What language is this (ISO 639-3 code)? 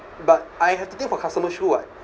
eng